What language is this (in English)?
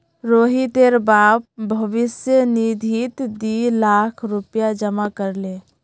Magahi